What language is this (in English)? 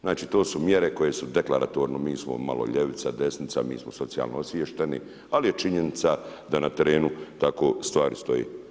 Croatian